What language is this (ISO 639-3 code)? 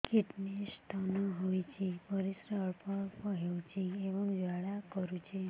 ori